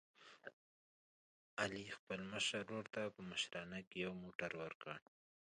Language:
Pashto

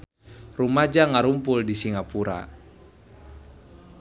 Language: Sundanese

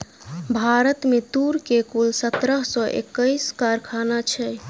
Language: Maithili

